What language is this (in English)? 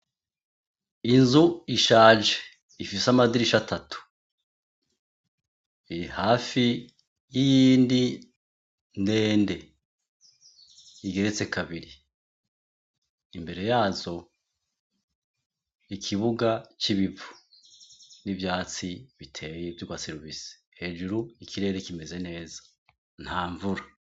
Rundi